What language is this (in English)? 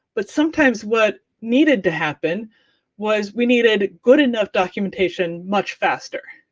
English